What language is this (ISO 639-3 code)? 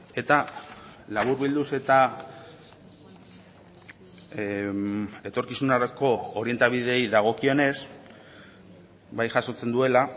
eus